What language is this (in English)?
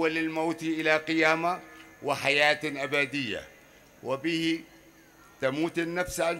Arabic